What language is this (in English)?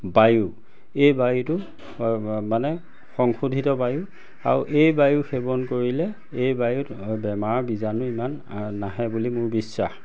Assamese